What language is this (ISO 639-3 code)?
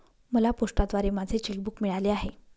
mar